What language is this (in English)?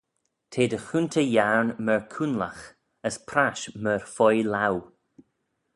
Manx